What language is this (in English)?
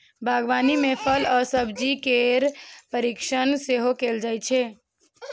Maithili